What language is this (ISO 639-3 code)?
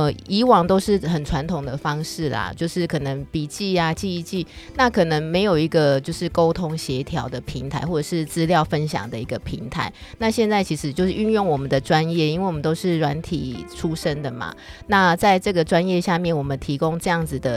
zho